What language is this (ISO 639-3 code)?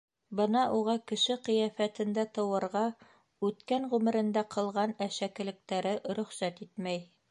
bak